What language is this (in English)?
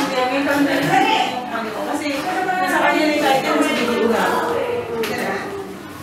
Arabic